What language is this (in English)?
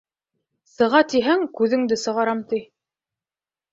Bashkir